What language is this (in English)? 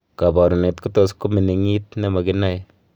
Kalenjin